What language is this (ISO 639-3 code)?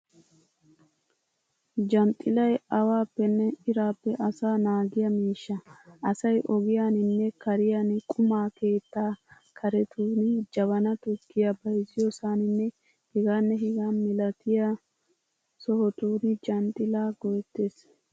wal